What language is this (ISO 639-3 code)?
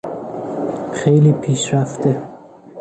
fas